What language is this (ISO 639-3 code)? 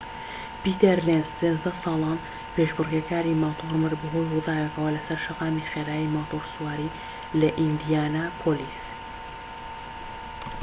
ckb